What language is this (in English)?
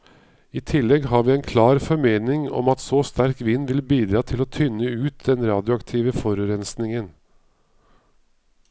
Norwegian